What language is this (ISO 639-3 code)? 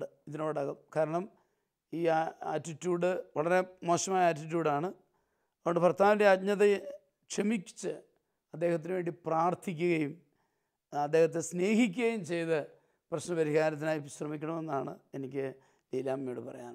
mal